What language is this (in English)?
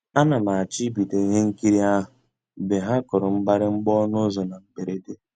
Igbo